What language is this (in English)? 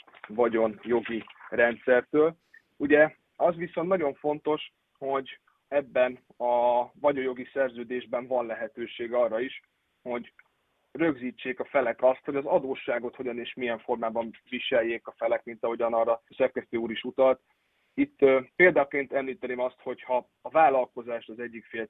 Hungarian